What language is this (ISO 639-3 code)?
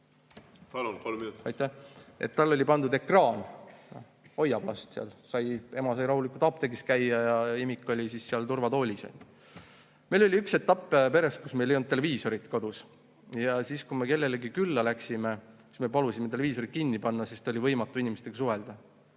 est